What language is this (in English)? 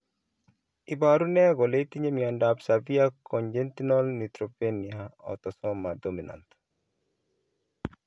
Kalenjin